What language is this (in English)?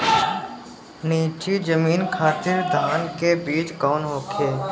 Bhojpuri